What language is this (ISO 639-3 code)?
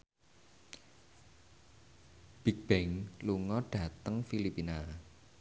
jav